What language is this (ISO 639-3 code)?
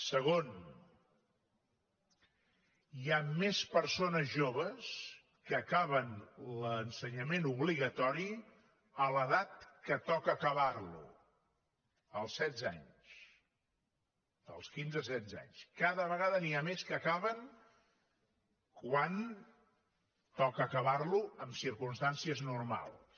cat